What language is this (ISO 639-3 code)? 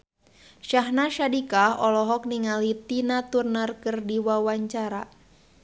sun